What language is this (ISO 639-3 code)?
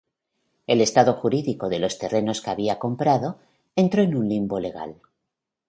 spa